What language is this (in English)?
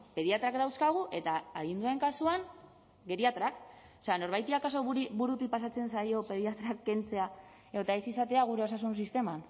Basque